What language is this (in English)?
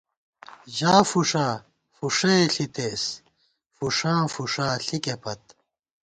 Gawar-Bati